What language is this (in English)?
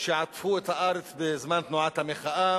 Hebrew